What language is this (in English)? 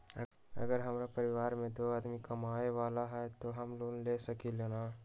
Magahi